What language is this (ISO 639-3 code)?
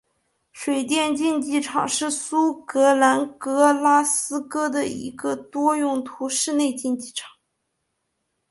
zho